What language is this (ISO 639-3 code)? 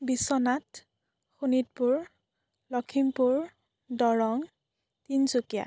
asm